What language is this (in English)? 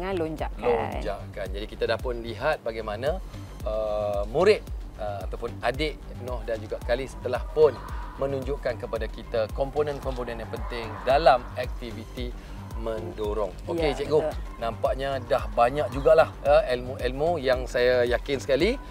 Malay